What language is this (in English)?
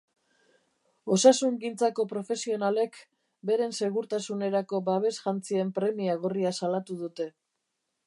Basque